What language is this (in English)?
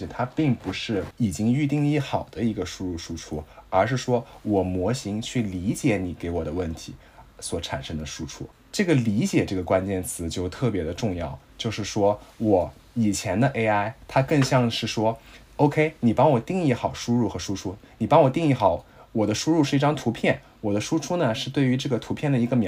Chinese